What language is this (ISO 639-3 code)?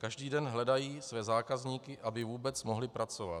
ces